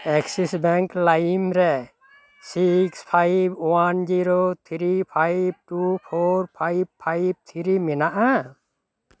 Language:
Santali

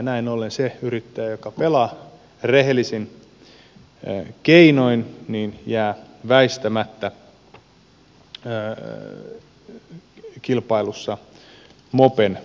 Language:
Finnish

